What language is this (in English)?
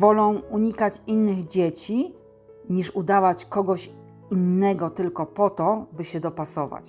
Polish